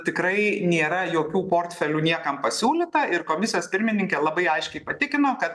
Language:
Lithuanian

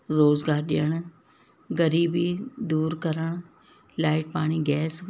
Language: Sindhi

